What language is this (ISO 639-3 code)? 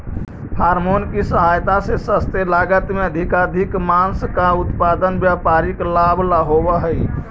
mag